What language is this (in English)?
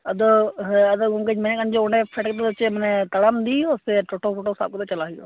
Santali